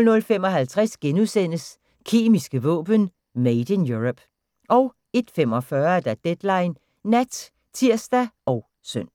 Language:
Danish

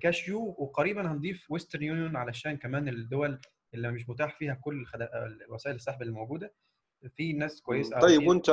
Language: Arabic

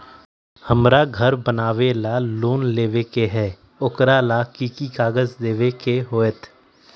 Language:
Magahi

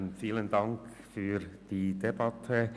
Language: Swiss German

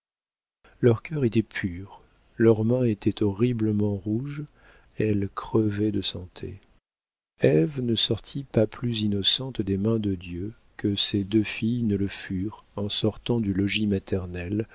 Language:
French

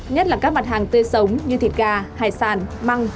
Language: Vietnamese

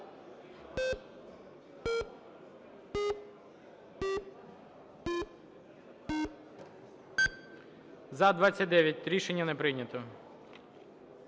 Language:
Ukrainian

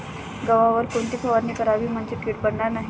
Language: Marathi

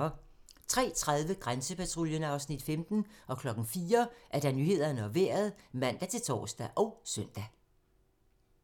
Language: Danish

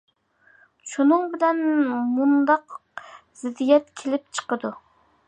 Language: Uyghur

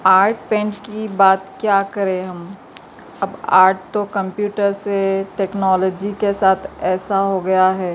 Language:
Urdu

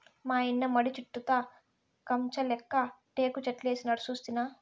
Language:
Telugu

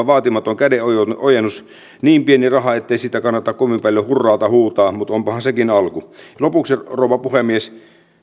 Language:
Finnish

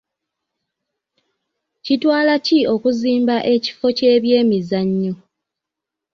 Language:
Ganda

